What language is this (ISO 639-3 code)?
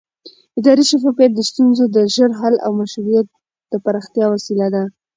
pus